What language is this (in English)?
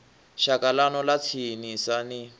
Venda